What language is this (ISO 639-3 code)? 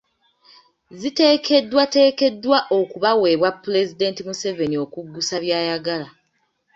lug